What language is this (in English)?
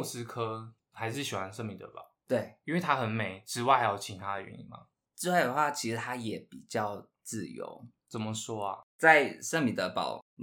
Chinese